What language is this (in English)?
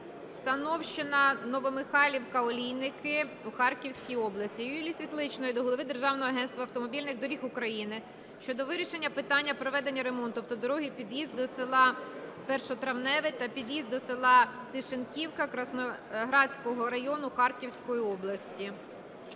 Ukrainian